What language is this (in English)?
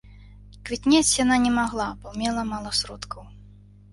Belarusian